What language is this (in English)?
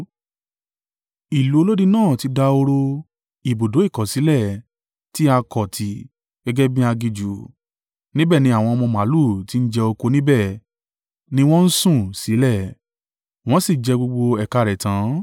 Yoruba